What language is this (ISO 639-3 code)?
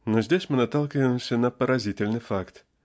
rus